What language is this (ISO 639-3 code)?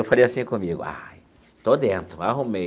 por